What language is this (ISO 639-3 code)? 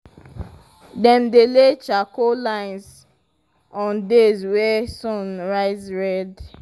pcm